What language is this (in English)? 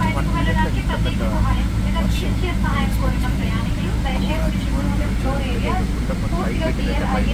Telugu